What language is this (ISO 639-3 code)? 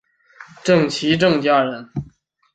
zho